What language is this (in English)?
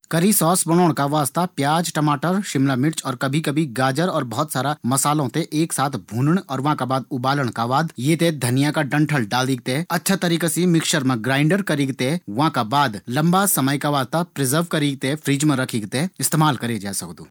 Garhwali